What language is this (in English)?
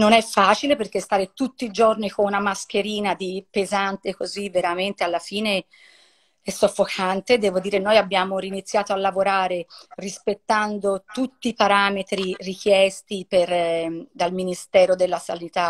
Italian